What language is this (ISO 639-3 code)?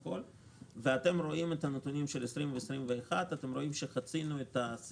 heb